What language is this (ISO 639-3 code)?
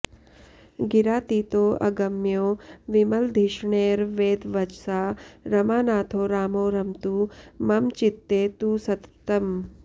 san